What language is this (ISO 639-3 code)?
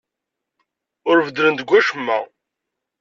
kab